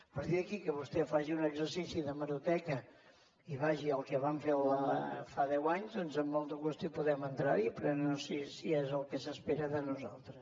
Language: Catalan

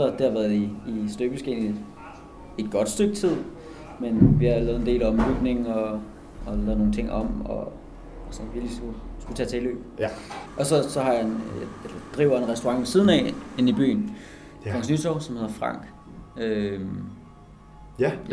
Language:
Danish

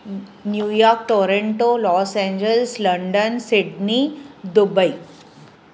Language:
Sindhi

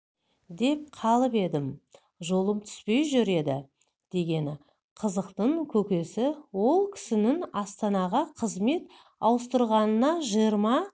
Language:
Kazakh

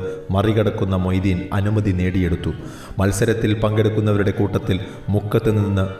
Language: Malayalam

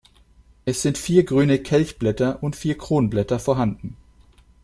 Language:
German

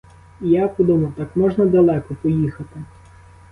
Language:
Ukrainian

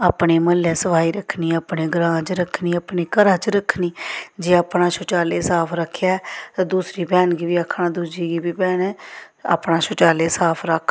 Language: Dogri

